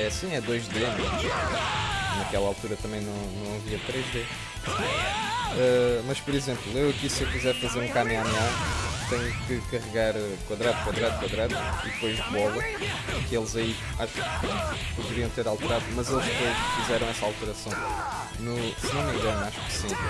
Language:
Portuguese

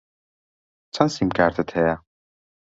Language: Central Kurdish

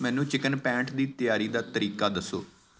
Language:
Punjabi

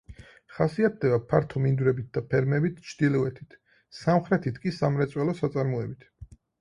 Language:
Georgian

